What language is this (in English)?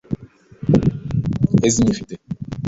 Igbo